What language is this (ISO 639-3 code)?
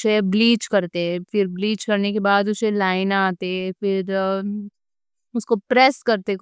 dcc